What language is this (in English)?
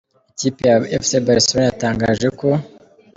Kinyarwanda